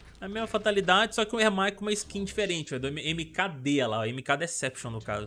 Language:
Portuguese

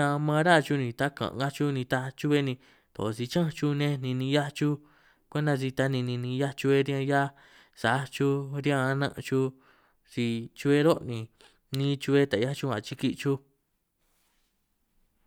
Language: San Martín Itunyoso Triqui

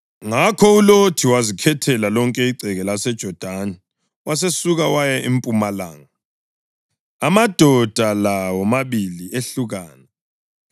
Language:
North Ndebele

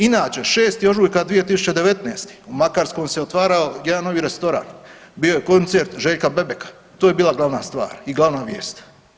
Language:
Croatian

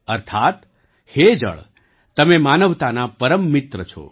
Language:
Gujarati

